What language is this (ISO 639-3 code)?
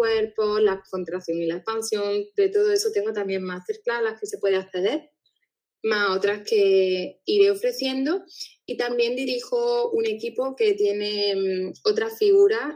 spa